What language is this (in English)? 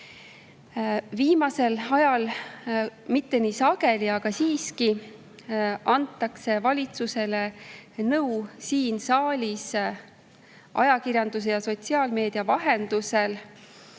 Estonian